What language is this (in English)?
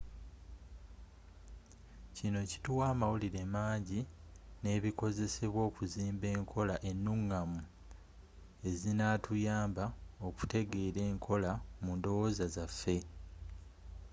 Ganda